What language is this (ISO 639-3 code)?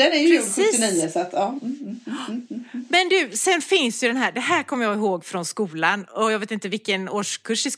swe